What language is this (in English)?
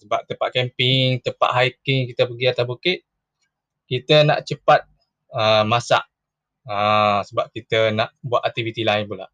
Malay